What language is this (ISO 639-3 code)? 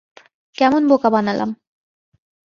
ben